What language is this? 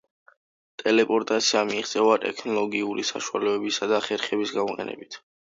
Georgian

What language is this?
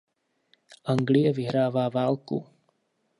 Czech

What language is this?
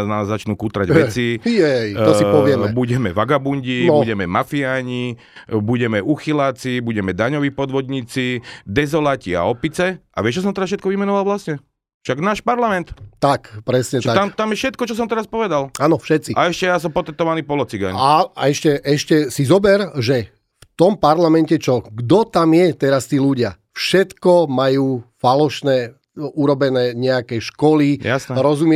Slovak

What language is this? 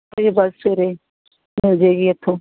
Punjabi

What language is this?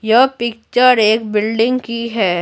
Hindi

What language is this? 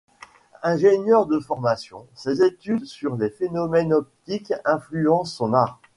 French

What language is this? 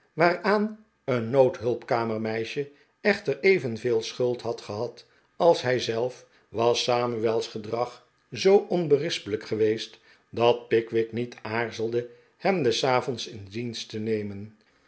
Dutch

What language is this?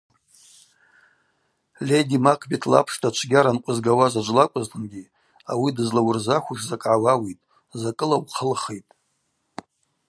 Abaza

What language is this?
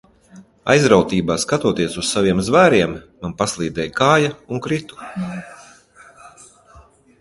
Latvian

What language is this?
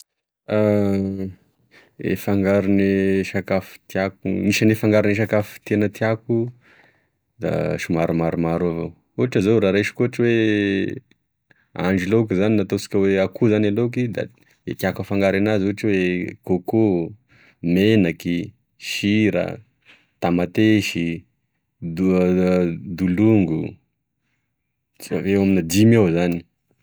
Tesaka Malagasy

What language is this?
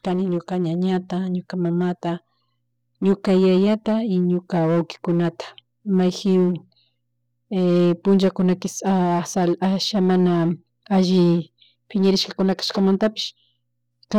Chimborazo Highland Quichua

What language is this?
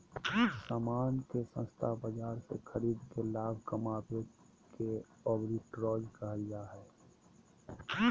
Magahi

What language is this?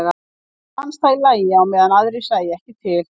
Icelandic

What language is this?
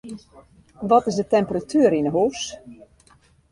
Western Frisian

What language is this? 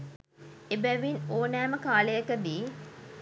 Sinhala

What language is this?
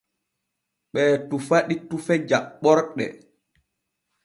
Borgu Fulfulde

